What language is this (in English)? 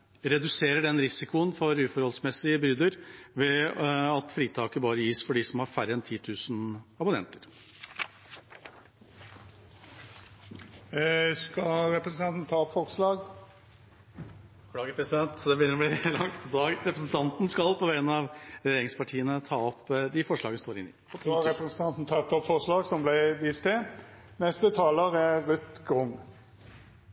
Norwegian